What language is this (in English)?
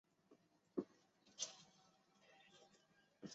Chinese